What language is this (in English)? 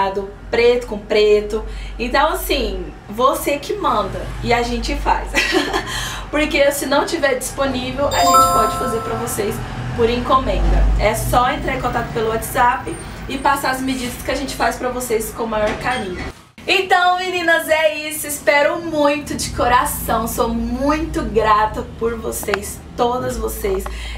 Portuguese